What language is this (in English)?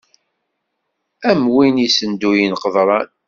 Kabyle